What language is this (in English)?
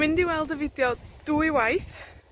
Welsh